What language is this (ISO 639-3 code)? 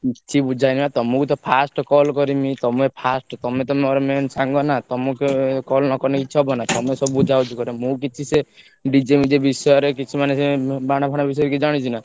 ori